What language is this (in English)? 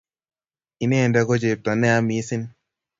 Kalenjin